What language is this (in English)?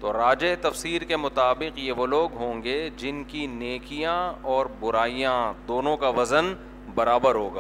Urdu